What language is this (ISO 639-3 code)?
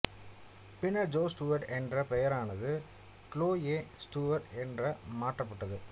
tam